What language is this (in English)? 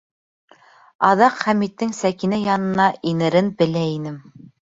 Bashkir